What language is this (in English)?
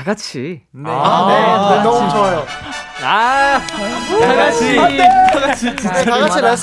Korean